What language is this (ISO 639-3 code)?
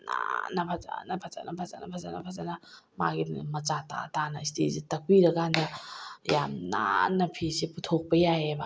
mni